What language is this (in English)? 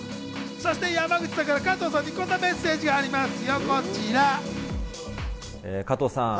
Japanese